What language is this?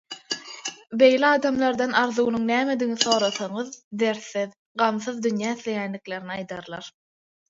Turkmen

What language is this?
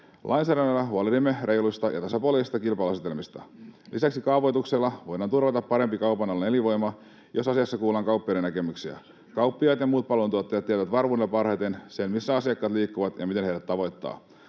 Finnish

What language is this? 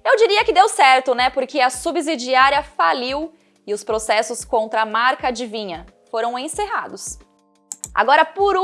Portuguese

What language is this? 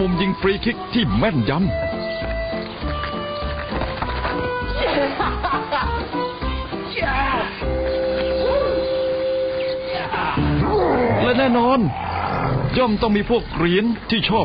Thai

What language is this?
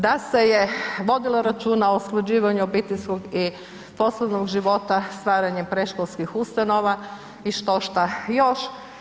Croatian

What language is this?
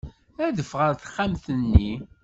Kabyle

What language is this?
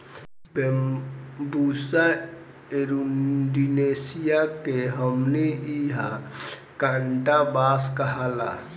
Bhojpuri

